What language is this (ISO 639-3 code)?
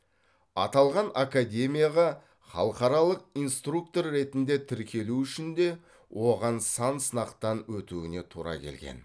kaz